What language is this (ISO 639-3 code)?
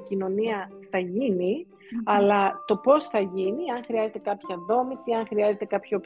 ell